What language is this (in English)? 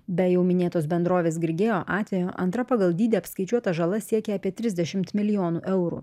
Lithuanian